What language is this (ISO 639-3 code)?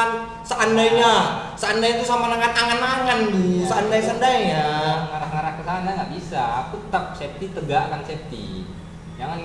ind